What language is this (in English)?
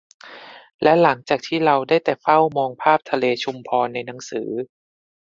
Thai